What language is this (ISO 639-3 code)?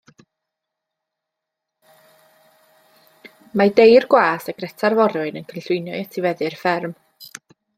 cym